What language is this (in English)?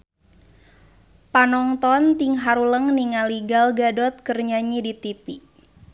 Sundanese